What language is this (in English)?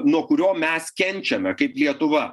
Lithuanian